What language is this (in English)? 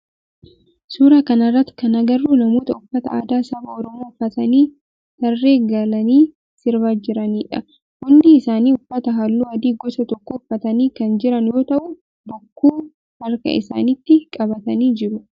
Oromo